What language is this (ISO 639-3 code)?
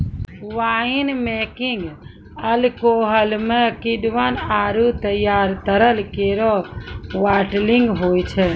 mai